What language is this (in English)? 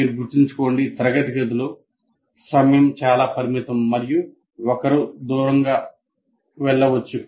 Telugu